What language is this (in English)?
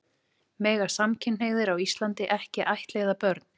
Icelandic